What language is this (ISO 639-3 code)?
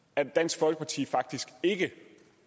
dan